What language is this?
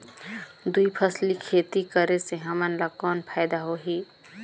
Chhattisgarhi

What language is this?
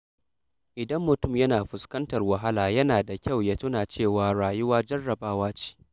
Hausa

